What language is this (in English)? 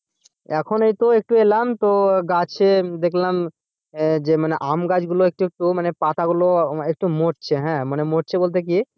Bangla